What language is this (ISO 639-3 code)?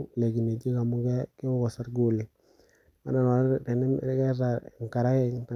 mas